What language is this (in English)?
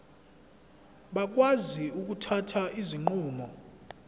Zulu